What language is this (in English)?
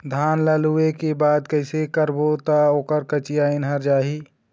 Chhattisgarhi